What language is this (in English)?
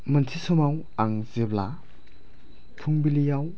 Bodo